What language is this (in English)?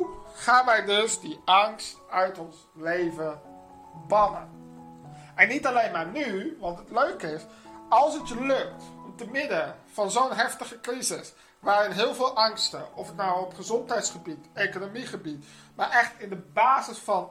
Dutch